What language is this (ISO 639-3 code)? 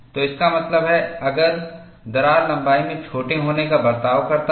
hin